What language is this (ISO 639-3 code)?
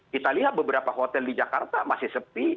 ind